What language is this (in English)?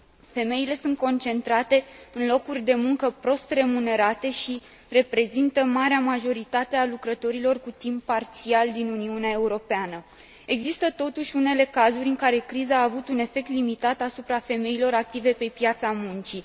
Romanian